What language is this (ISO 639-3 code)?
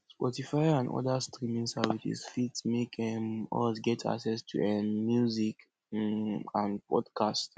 pcm